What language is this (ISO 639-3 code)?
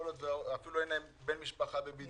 heb